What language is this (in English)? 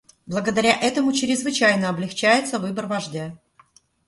Russian